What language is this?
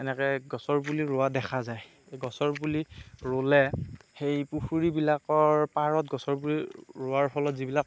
Assamese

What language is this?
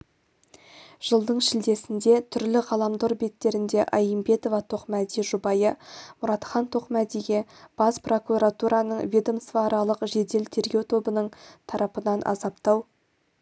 Kazakh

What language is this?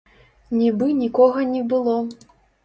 Belarusian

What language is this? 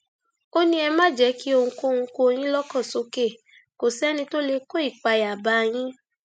Yoruba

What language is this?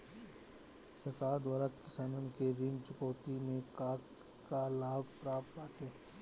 Bhojpuri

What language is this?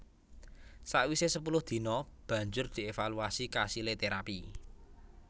Javanese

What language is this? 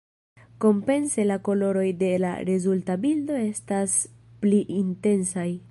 Esperanto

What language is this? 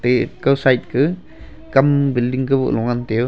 Wancho Naga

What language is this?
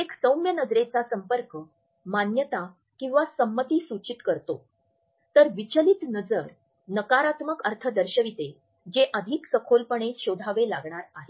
Marathi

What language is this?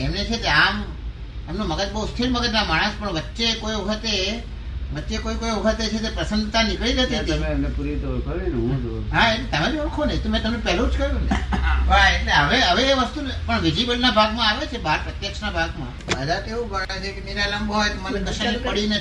Gujarati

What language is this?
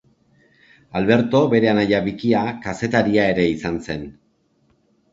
Basque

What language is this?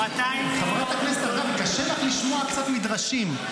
Hebrew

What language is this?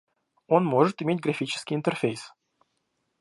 Russian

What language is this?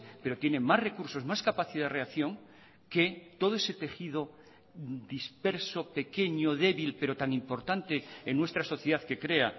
Spanish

